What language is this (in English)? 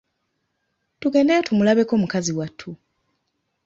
Ganda